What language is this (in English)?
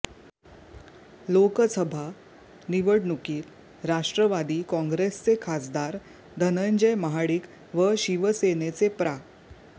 Marathi